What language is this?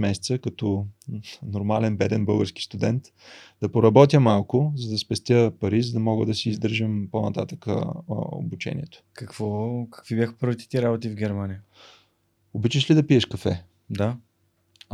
Bulgarian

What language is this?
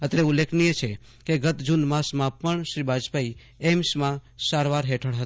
Gujarati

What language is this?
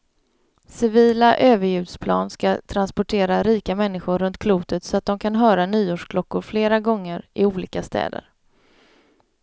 Swedish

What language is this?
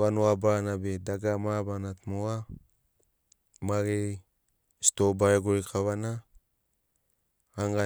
Sinaugoro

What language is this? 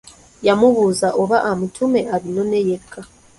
Ganda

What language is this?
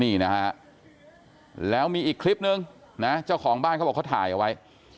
Thai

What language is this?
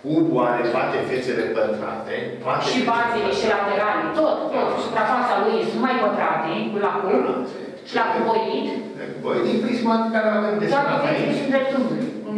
Romanian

